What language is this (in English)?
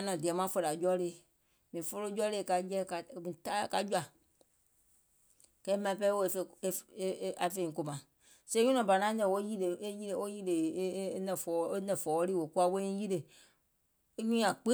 Gola